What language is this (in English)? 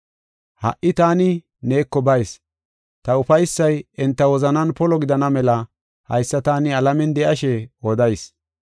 Gofa